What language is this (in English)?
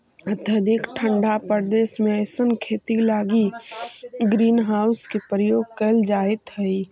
Magahi